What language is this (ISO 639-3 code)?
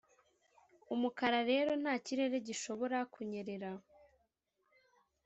kin